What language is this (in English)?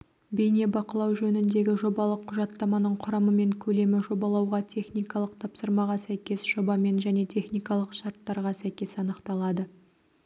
Kazakh